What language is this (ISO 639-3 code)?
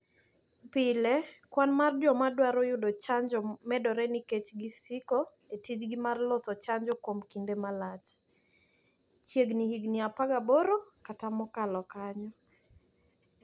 luo